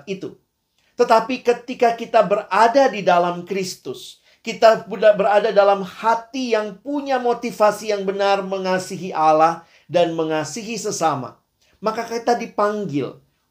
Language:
Indonesian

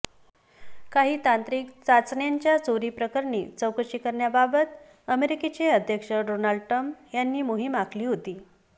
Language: Marathi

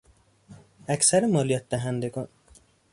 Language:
Persian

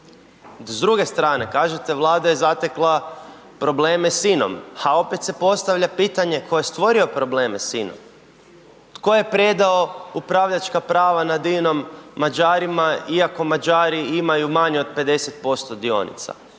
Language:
Croatian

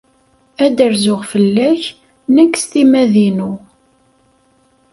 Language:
Kabyle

